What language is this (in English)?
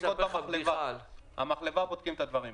Hebrew